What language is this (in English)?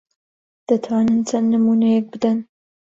Central Kurdish